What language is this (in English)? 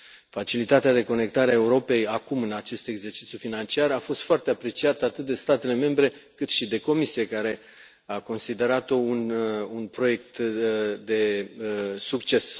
Romanian